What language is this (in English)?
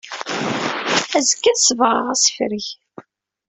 Kabyle